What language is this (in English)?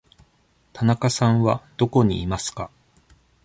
Japanese